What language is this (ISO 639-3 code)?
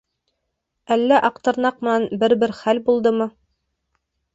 bak